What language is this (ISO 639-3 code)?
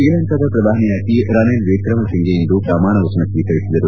kan